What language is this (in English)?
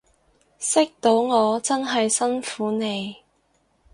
Cantonese